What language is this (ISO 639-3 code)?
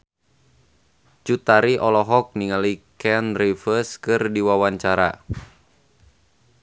sun